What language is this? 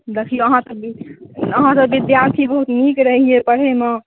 Maithili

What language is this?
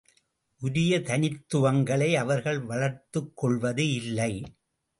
Tamil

